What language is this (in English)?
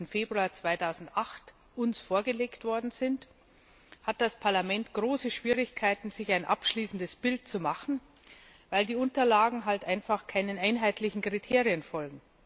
German